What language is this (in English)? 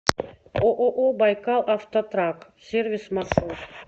Russian